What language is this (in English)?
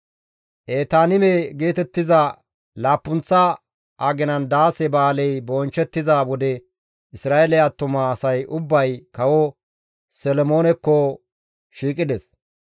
Gamo